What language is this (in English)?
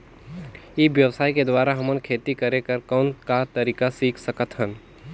Chhattisgarhi